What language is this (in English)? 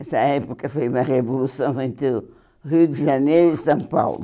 Portuguese